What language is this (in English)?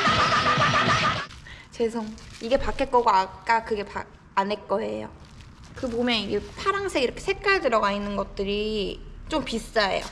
Korean